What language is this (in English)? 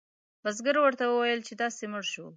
Pashto